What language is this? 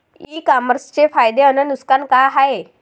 Marathi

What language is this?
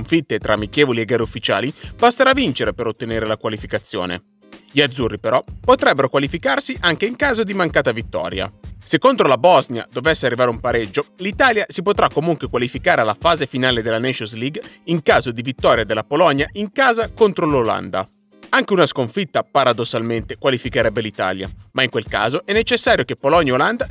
Italian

